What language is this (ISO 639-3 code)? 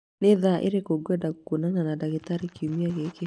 kik